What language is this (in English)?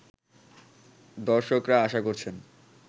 Bangla